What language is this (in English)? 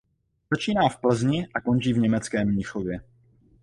Czech